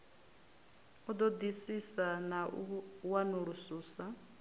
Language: Venda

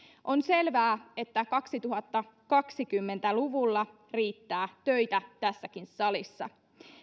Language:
Finnish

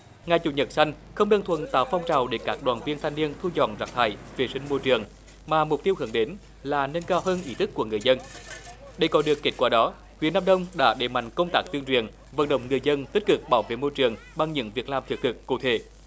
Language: Vietnamese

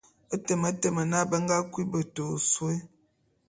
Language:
Bulu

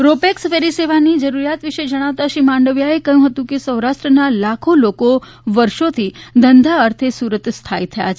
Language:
Gujarati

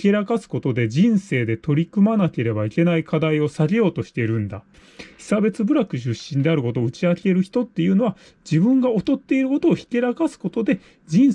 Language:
Japanese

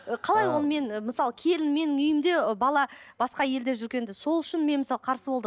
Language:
Kazakh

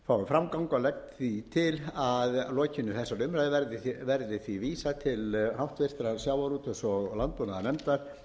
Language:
Icelandic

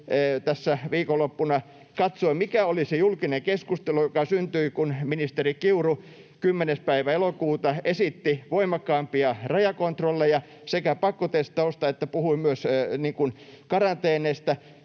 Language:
Finnish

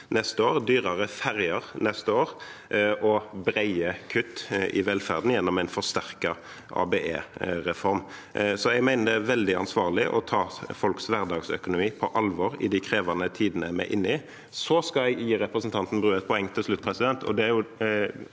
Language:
Norwegian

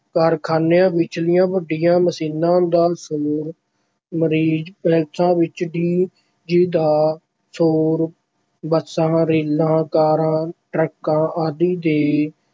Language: Punjabi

